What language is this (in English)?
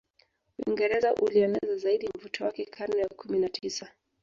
Swahili